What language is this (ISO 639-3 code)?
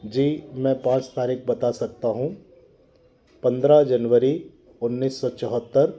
hin